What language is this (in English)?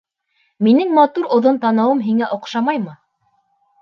Bashkir